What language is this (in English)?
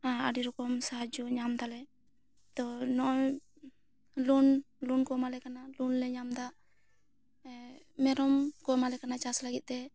Santali